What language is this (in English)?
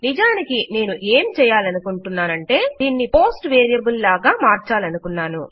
Telugu